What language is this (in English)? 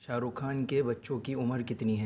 Urdu